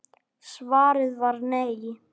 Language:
Icelandic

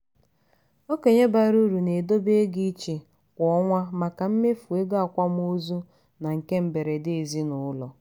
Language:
Igbo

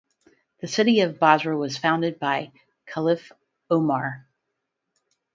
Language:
English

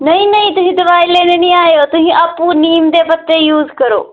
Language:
Dogri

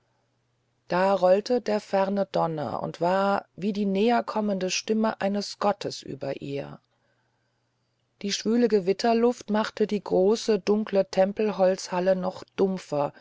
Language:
German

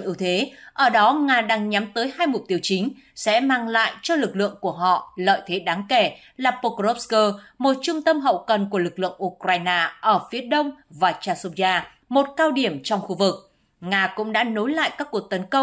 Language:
Vietnamese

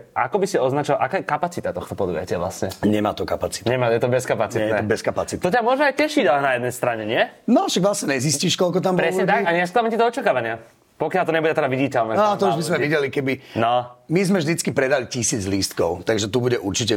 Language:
Slovak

